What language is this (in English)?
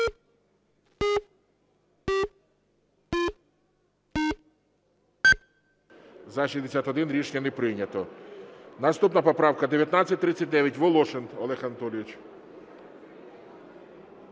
Ukrainian